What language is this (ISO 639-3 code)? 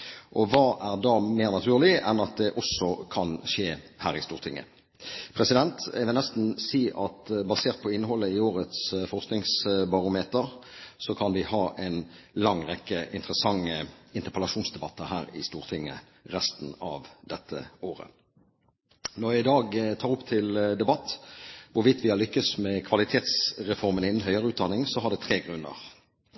nob